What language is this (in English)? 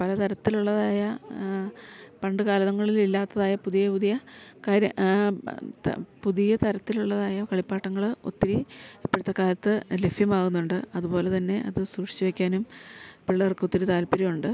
Malayalam